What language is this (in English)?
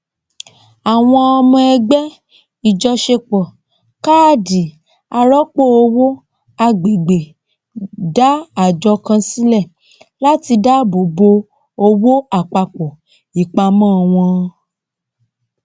Yoruba